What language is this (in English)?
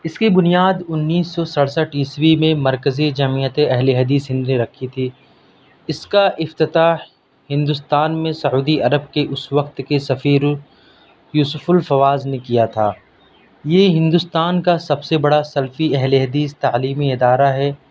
Urdu